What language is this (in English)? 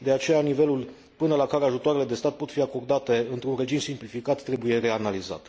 Romanian